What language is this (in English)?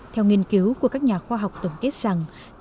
Vietnamese